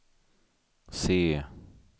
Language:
Swedish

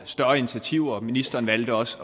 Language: Danish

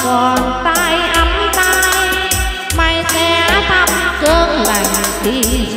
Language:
Thai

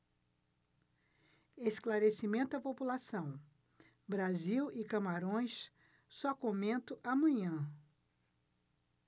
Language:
Portuguese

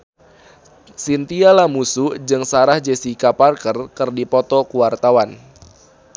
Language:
Sundanese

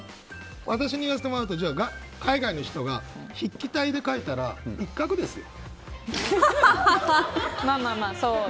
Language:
Japanese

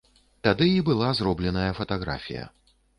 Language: Belarusian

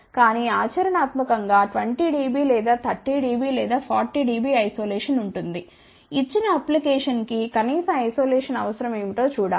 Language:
Telugu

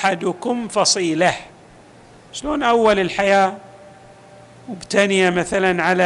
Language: Arabic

